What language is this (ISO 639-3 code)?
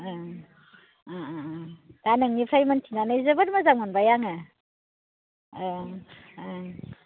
brx